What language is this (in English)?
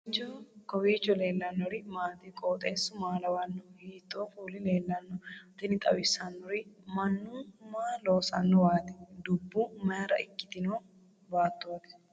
Sidamo